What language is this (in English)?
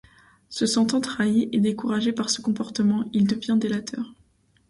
French